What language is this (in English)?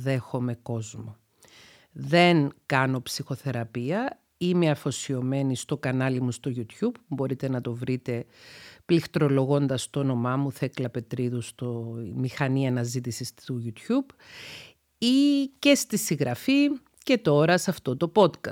Greek